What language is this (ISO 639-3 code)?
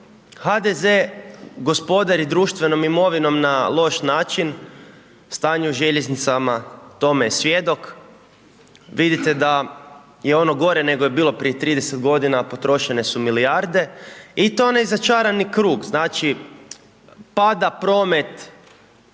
hrv